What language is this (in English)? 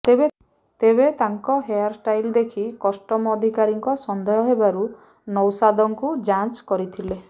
Odia